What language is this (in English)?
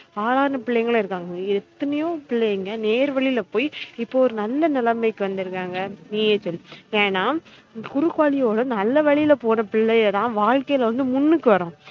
Tamil